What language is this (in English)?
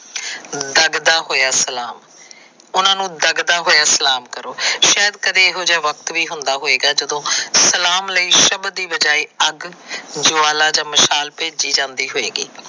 Punjabi